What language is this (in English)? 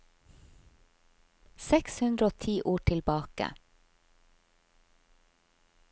Norwegian